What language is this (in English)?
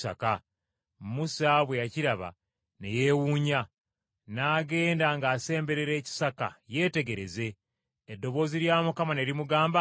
Ganda